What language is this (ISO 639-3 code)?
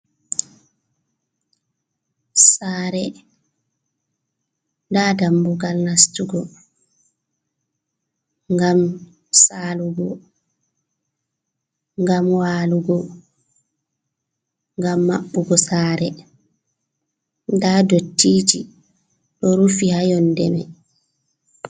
ful